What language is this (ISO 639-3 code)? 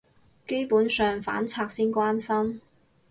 yue